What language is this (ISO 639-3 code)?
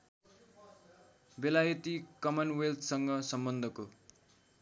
nep